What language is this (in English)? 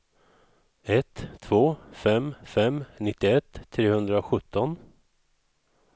Swedish